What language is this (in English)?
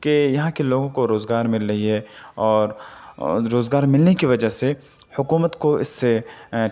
Urdu